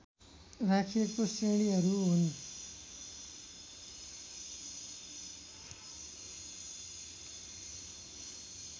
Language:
Nepali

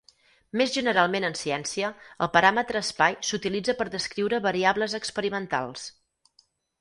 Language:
Catalan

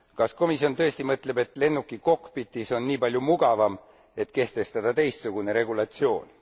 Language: Estonian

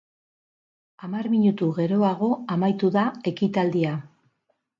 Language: Basque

